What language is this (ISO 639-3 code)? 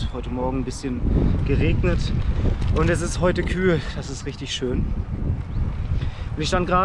deu